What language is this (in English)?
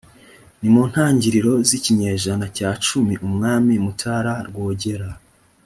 Kinyarwanda